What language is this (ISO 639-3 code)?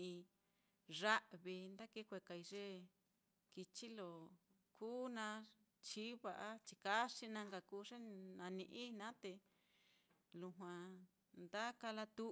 vmm